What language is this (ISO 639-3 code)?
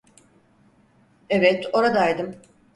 tur